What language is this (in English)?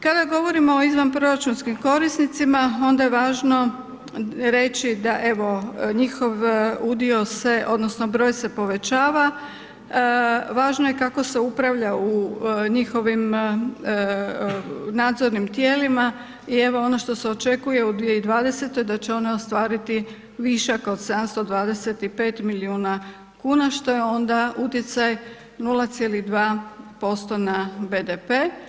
Croatian